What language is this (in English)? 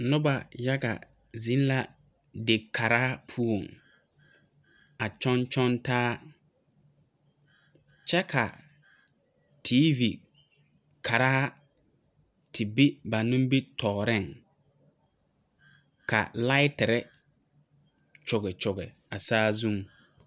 Southern Dagaare